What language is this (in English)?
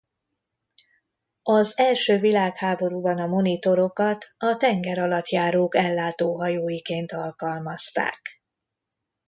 Hungarian